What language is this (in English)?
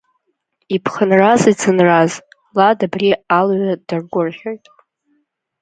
Abkhazian